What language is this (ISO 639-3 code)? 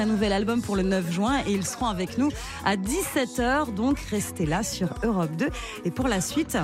fra